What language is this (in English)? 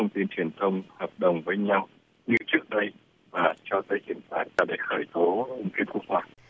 Vietnamese